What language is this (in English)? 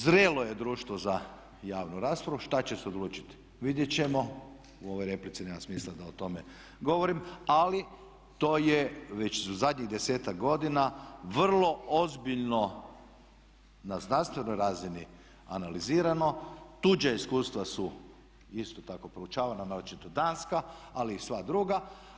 Croatian